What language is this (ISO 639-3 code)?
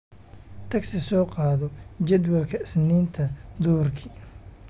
som